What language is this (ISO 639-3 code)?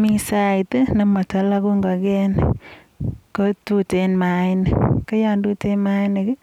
kln